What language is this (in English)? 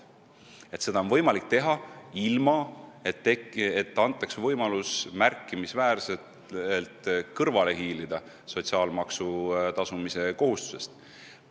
Estonian